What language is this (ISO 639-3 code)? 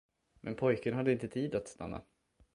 swe